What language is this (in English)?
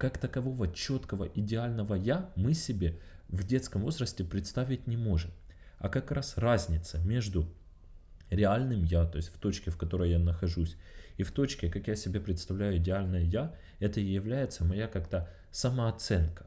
Russian